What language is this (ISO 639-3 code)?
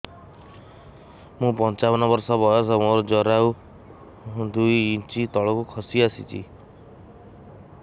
ori